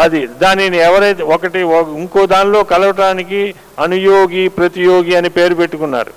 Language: Telugu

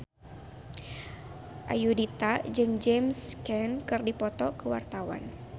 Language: Sundanese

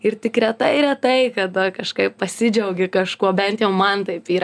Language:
Lithuanian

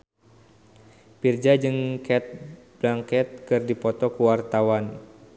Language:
Sundanese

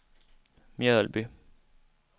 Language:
Swedish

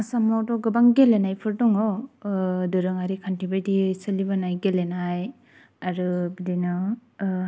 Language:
Bodo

